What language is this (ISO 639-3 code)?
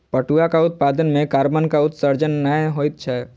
mai